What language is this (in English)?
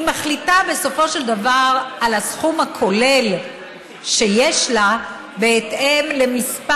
Hebrew